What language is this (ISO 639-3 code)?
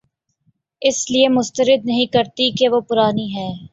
urd